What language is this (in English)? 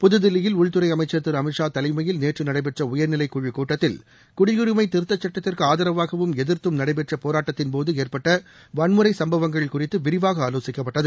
Tamil